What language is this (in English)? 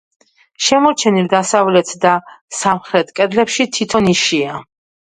Georgian